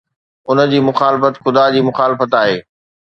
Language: Sindhi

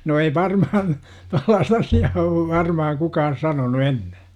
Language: Finnish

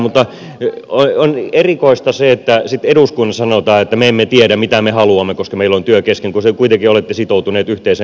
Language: Finnish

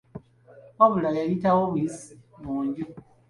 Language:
Ganda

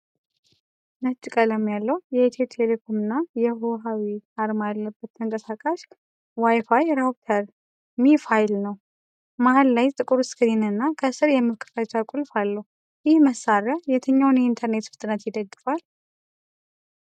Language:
Amharic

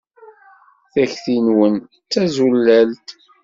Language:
Kabyle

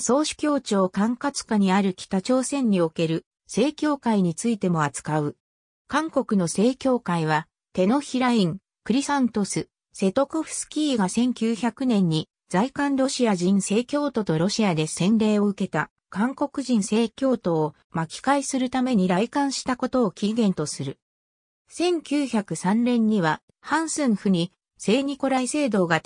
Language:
Japanese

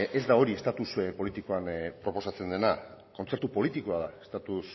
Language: Basque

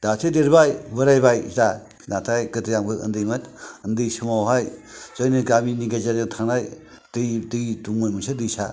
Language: Bodo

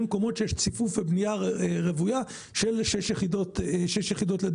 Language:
Hebrew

